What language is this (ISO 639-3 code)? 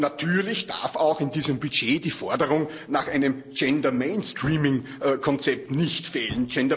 deu